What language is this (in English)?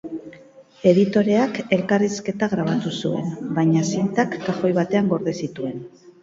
Basque